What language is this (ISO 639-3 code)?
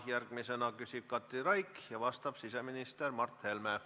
est